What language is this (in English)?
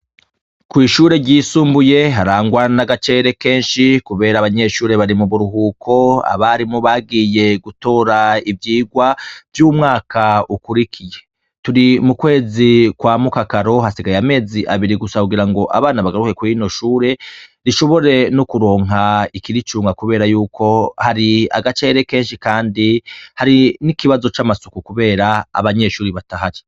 Rundi